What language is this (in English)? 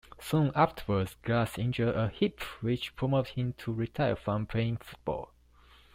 English